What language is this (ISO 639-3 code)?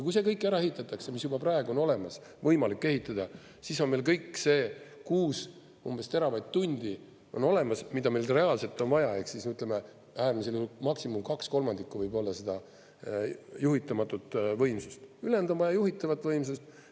est